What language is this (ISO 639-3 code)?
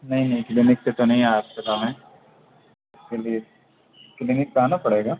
urd